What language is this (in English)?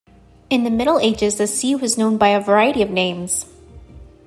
English